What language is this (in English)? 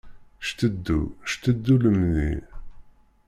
Kabyle